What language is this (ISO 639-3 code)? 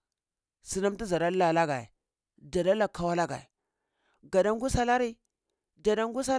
ckl